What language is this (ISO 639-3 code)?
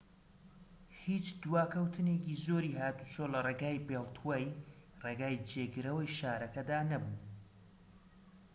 ckb